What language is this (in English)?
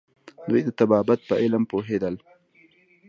Pashto